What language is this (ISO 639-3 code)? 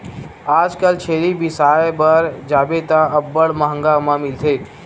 hne